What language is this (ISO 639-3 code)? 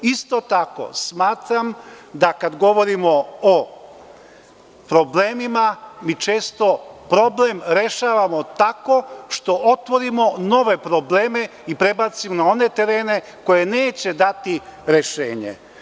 srp